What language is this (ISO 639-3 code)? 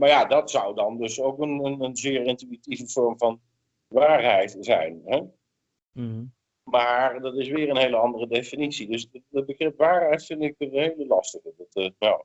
nld